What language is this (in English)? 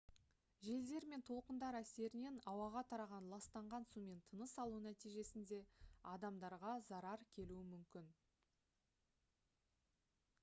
Kazakh